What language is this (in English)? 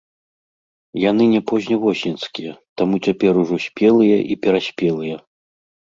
Belarusian